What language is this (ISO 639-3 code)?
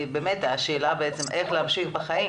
heb